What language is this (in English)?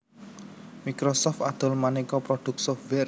Javanese